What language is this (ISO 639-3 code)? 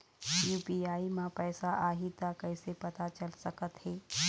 hne